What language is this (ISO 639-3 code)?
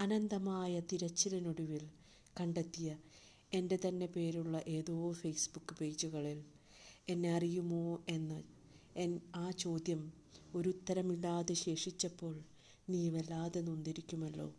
mal